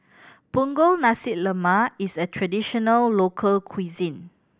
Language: English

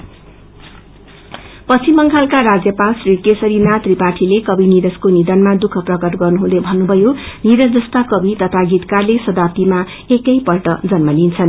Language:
Nepali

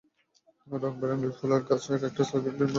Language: Bangla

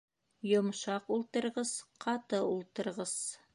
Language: Bashkir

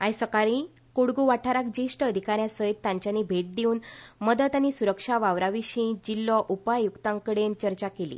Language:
Konkani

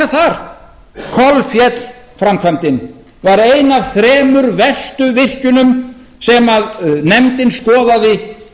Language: Icelandic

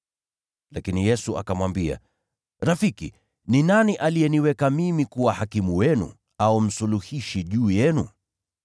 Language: Swahili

